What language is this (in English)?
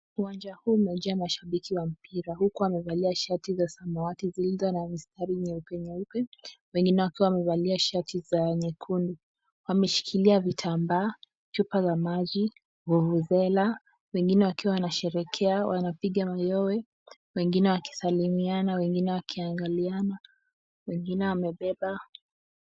Swahili